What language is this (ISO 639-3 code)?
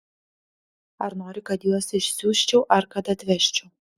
lit